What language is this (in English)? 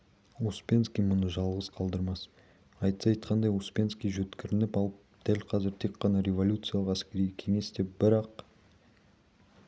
Kazakh